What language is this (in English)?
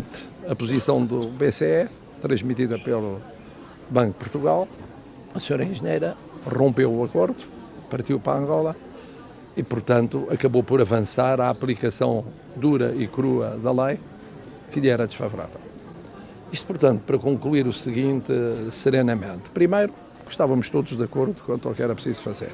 Portuguese